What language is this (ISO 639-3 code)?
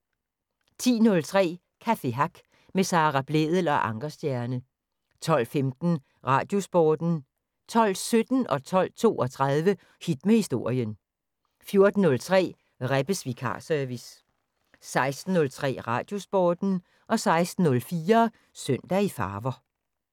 dan